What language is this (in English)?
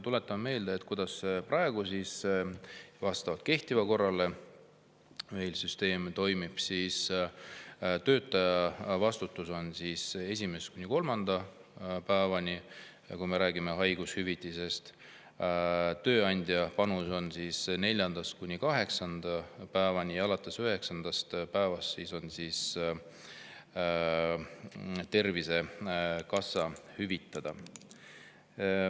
Estonian